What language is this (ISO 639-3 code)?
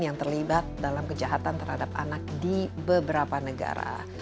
ind